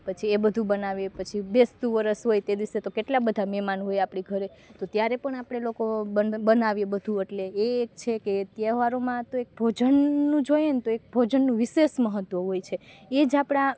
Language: Gujarati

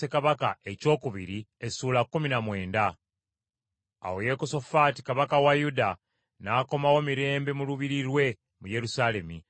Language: Ganda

